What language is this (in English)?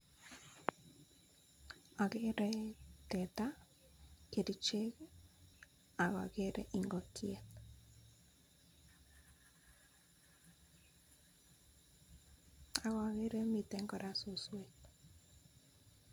Kalenjin